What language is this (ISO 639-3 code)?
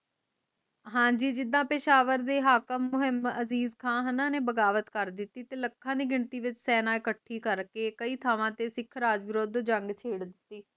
pan